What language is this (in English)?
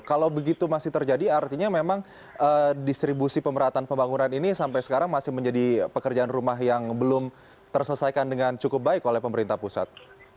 Indonesian